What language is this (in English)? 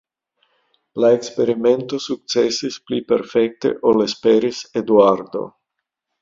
Esperanto